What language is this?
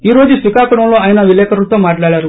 Telugu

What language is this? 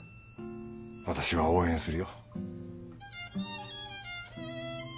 Japanese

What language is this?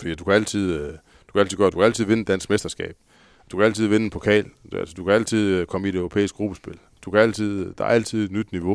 Danish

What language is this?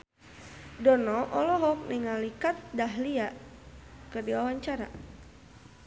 Sundanese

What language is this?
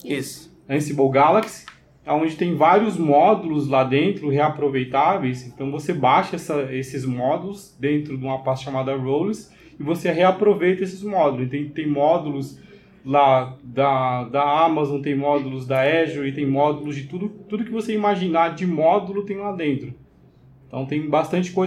Portuguese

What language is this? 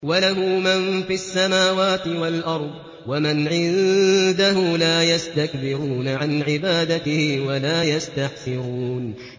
Arabic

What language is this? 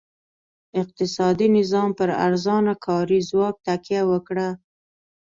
Pashto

